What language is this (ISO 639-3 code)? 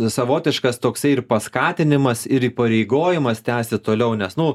lit